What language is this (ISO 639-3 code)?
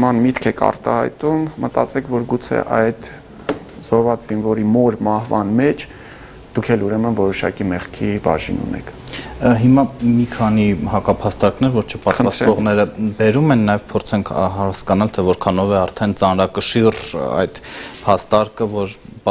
ron